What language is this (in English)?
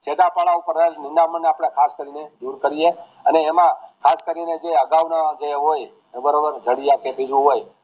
Gujarati